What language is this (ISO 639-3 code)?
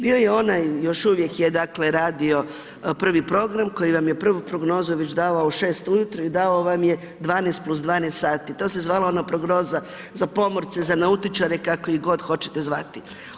hrv